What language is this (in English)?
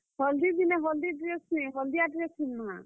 Odia